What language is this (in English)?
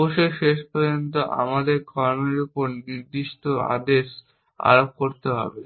Bangla